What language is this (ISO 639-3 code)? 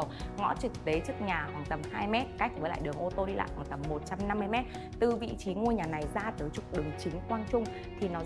vie